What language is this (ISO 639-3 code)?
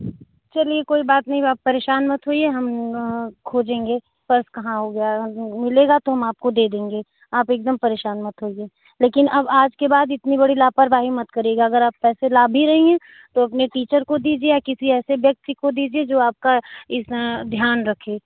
hin